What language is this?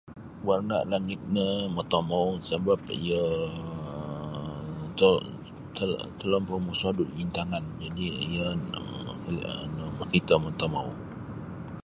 Sabah Bisaya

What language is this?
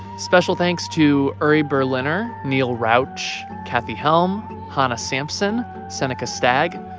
English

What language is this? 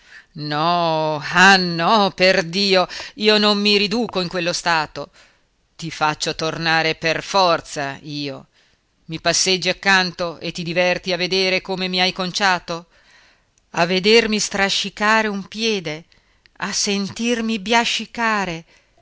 Italian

